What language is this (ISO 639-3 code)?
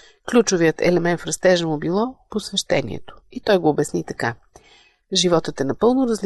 bul